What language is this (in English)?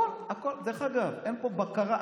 Hebrew